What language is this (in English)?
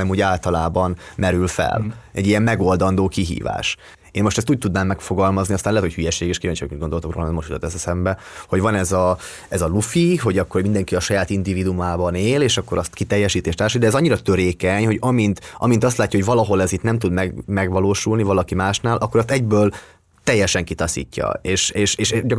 Hungarian